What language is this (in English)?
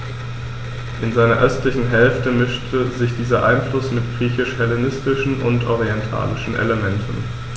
German